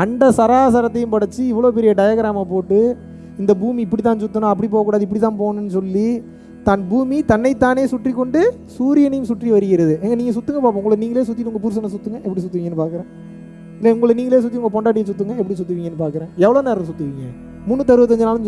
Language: Tamil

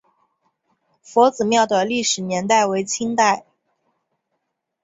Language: Chinese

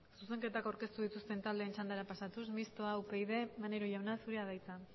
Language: Basque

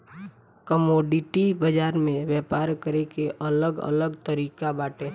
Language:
Bhojpuri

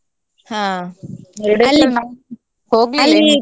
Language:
Kannada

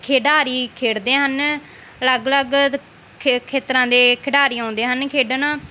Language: Punjabi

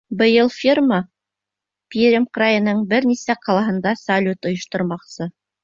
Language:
Bashkir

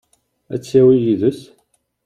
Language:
Kabyle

